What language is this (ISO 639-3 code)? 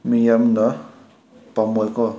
mni